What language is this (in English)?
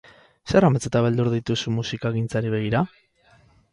Basque